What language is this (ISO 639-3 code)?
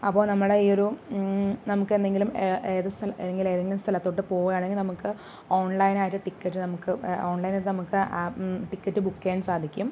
mal